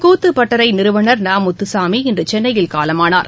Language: Tamil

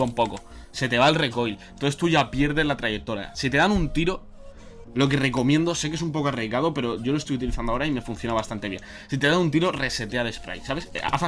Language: Spanish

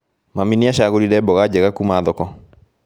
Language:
Kikuyu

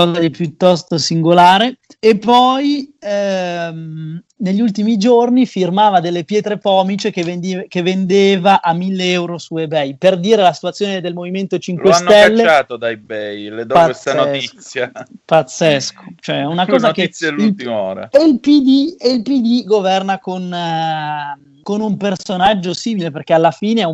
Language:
Italian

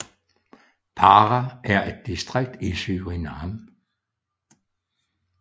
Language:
Danish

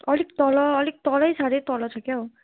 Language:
Nepali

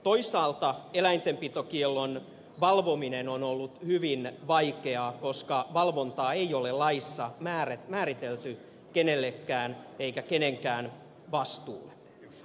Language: Finnish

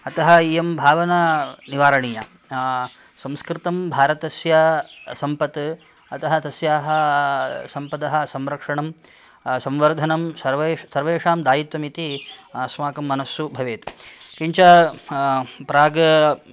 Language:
Sanskrit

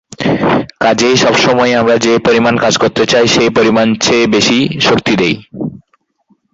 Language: Bangla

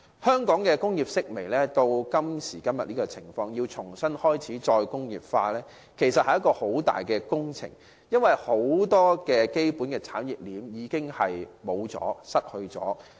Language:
Cantonese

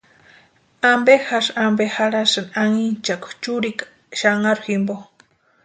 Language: Western Highland Purepecha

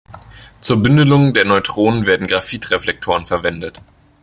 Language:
German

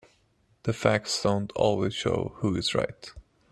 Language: English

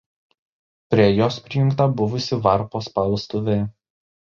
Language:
Lithuanian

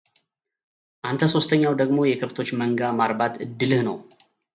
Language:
Amharic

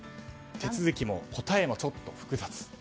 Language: Japanese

